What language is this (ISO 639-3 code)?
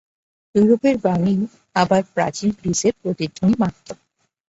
ben